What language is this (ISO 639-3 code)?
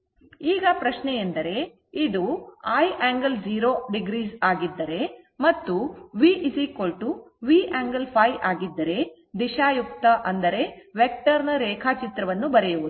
kan